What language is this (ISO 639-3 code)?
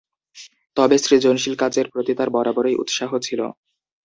ben